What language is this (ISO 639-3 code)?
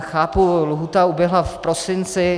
ces